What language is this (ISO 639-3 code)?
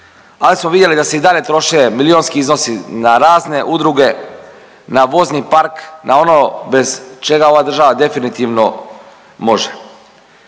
hrv